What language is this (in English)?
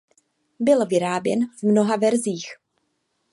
Czech